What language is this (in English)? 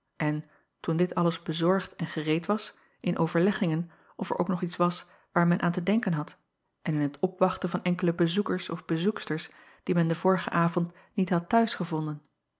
Dutch